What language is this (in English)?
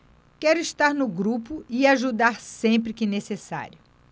Portuguese